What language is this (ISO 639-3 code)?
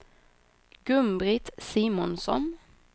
swe